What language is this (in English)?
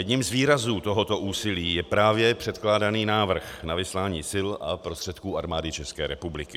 Czech